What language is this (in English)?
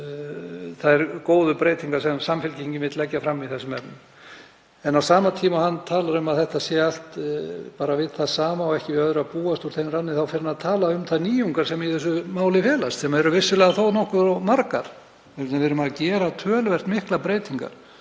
Icelandic